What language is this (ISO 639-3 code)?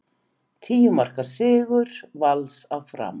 isl